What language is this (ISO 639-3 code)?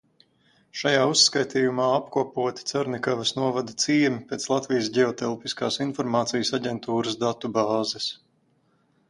lav